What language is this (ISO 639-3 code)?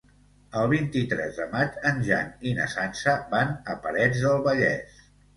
cat